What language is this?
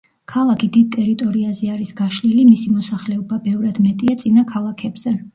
Georgian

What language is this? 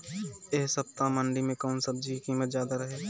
Bhojpuri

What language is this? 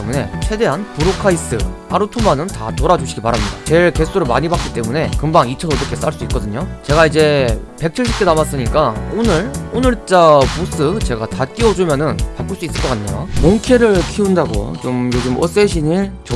Korean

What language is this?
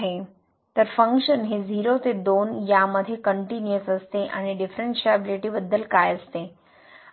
Marathi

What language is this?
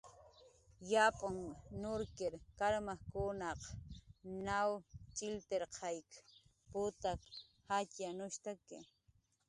Jaqaru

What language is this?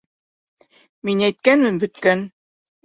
Bashkir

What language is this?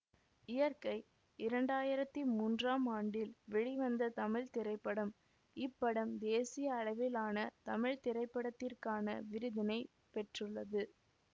Tamil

